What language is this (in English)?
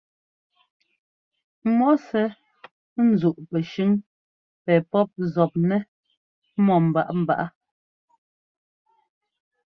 Ngomba